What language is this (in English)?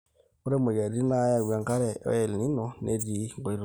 Masai